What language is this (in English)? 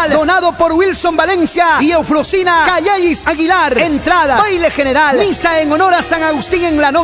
Spanish